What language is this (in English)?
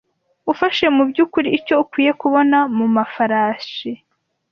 Kinyarwanda